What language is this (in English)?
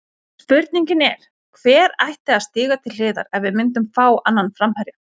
Icelandic